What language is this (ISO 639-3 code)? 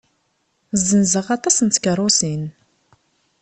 kab